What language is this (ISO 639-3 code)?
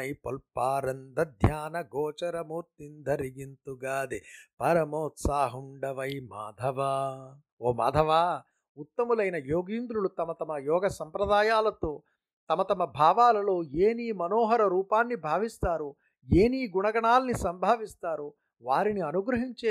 tel